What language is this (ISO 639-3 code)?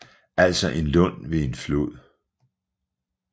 dan